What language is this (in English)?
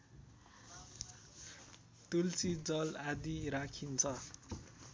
Nepali